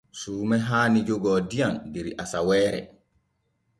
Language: Borgu Fulfulde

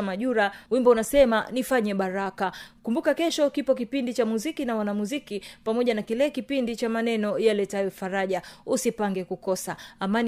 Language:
Swahili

